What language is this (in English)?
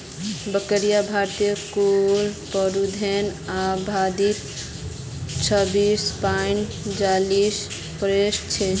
Magahi